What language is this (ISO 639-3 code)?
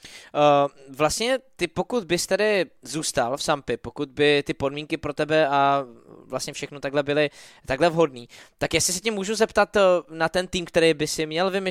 ces